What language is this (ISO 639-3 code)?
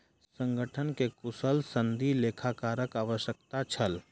mai